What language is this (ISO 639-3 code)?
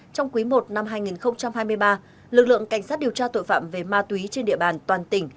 vie